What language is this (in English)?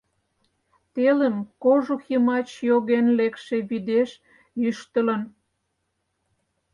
Mari